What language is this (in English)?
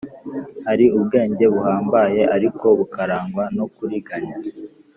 Kinyarwanda